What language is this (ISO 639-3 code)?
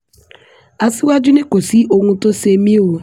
yor